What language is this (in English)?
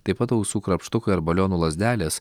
Lithuanian